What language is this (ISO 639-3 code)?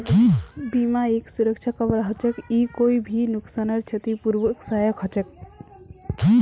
mag